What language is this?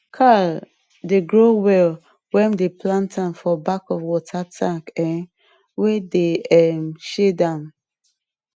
Nigerian Pidgin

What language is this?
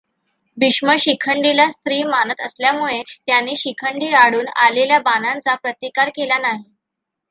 Marathi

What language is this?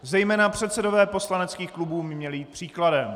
Czech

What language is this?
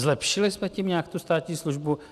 Czech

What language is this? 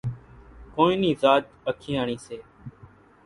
Kachi Koli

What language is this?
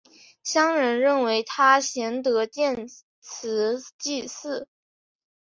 Chinese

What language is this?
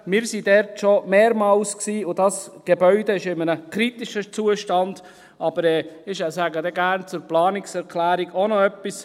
Swiss German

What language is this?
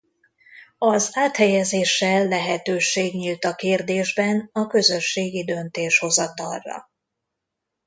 Hungarian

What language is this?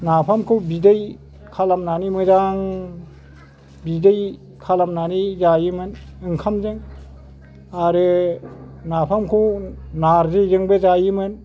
Bodo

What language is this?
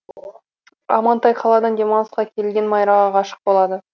Kazakh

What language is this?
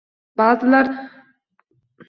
Uzbek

